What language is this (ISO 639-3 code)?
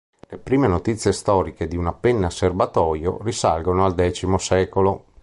ita